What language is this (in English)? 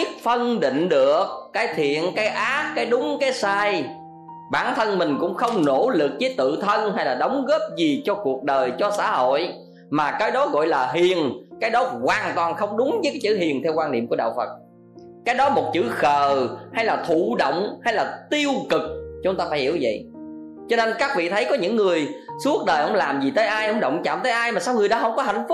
Vietnamese